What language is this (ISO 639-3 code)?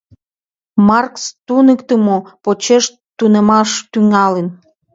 chm